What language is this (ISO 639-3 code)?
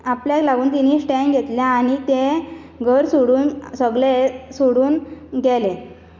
kok